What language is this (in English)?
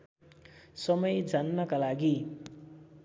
Nepali